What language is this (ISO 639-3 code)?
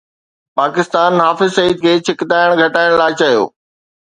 snd